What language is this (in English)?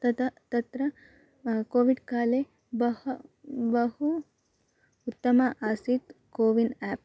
Sanskrit